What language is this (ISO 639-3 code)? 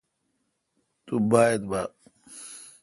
xka